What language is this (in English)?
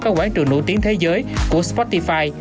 Vietnamese